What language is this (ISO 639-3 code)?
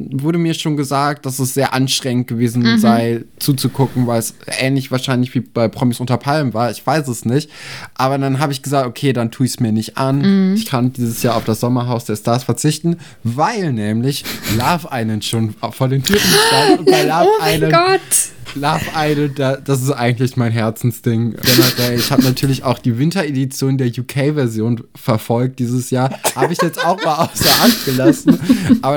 deu